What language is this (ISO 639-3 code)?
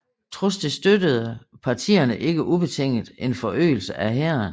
dan